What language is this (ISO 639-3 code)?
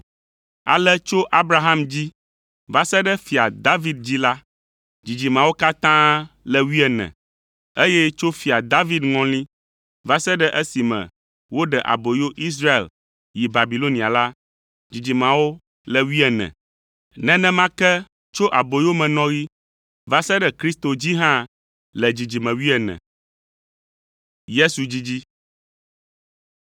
ewe